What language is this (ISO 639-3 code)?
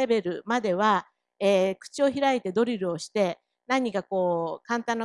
jpn